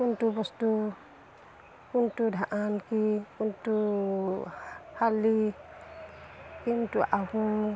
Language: Assamese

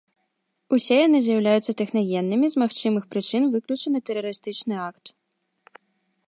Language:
Belarusian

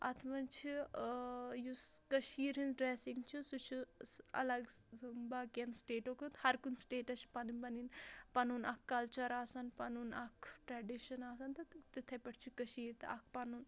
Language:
Kashmiri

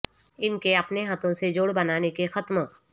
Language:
Urdu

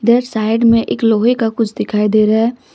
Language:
Hindi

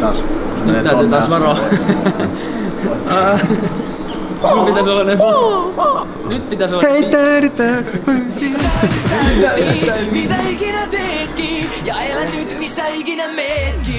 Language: Finnish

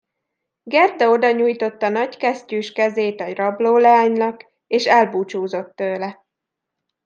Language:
Hungarian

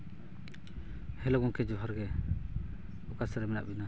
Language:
Santali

